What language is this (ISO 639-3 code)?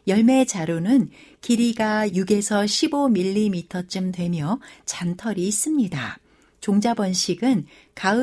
kor